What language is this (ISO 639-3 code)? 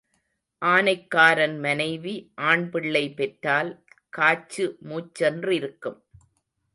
tam